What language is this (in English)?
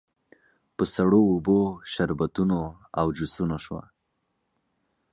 Pashto